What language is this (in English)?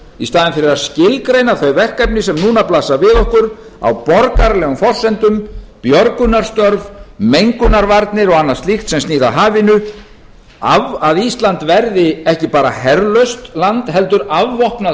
Icelandic